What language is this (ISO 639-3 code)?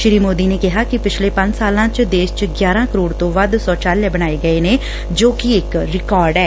pan